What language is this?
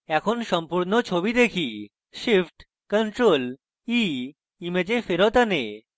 Bangla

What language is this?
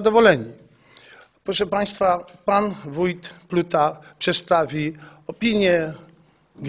Polish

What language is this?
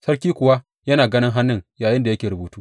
Hausa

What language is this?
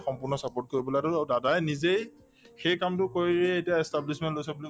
Assamese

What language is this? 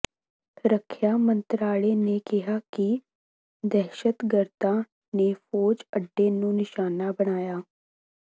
Punjabi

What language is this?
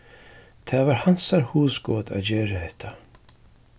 Faroese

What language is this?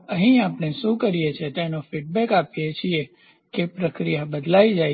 Gujarati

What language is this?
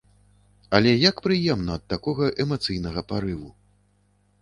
Belarusian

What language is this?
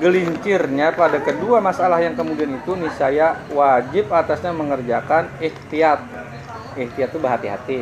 Indonesian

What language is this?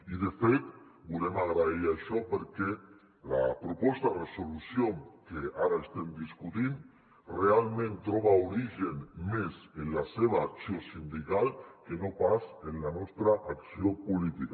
Catalan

